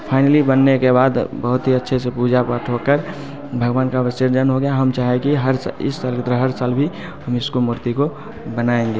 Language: Hindi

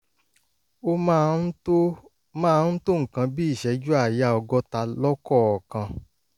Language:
Yoruba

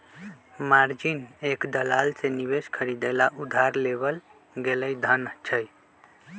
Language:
Magahi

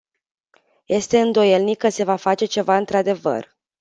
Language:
Romanian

